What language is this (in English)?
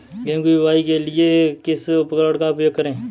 Hindi